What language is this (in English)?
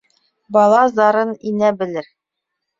Bashkir